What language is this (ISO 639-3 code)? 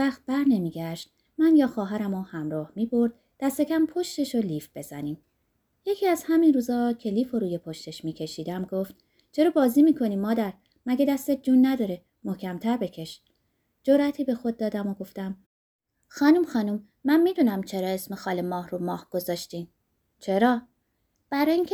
fas